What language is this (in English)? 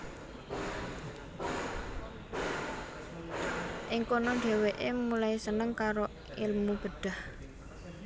Javanese